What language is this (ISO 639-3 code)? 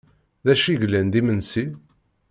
kab